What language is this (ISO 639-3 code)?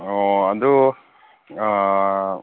mni